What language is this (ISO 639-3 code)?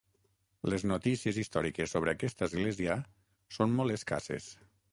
cat